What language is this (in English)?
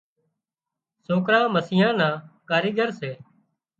Wadiyara Koli